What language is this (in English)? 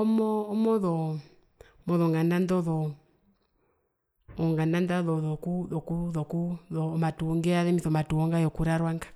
Herero